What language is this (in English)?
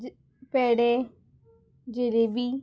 Konkani